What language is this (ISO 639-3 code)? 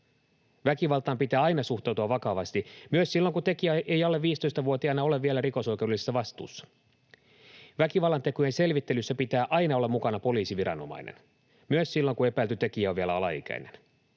fin